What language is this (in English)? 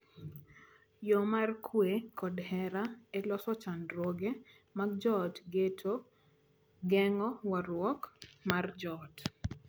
Luo (Kenya and Tanzania)